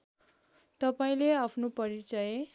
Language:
Nepali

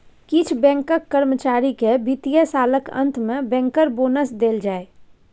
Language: Maithili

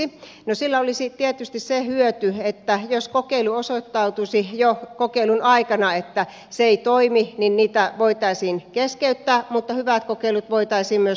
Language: Finnish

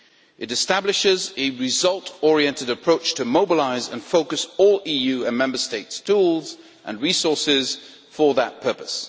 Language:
English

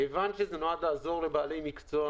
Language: Hebrew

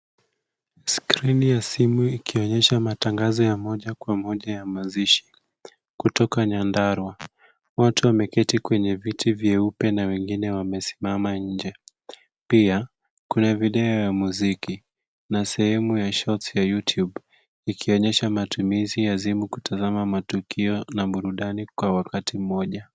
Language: Swahili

